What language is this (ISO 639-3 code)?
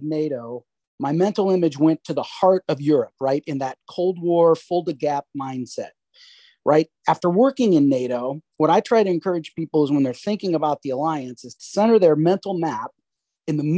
eng